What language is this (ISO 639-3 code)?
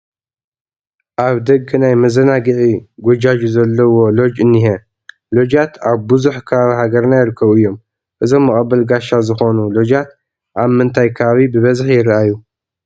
tir